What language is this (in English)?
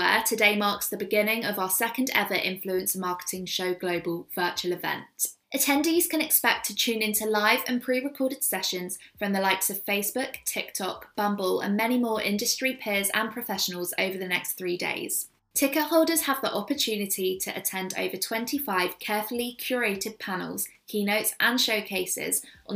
English